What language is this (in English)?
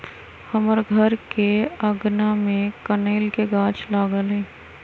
Magahi